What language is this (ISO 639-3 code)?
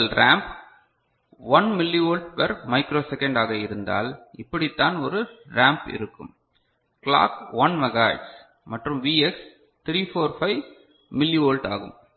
tam